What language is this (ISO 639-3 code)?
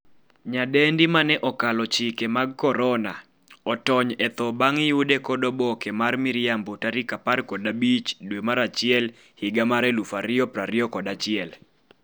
luo